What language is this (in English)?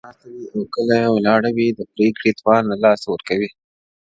Pashto